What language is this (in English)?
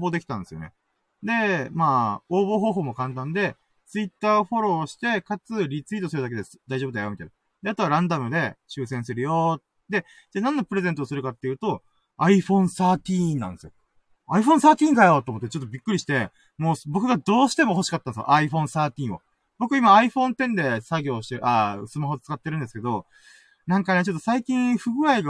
Japanese